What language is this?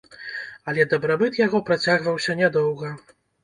Belarusian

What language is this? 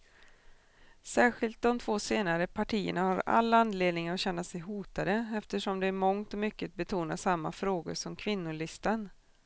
Swedish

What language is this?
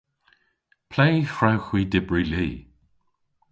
Cornish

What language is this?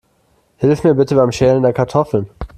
German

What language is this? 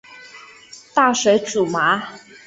Chinese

